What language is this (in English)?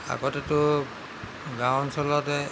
Assamese